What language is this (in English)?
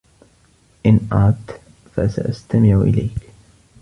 Arabic